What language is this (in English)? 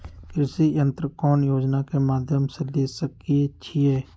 Magahi